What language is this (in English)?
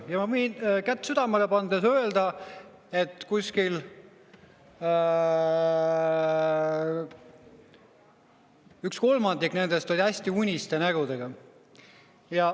Estonian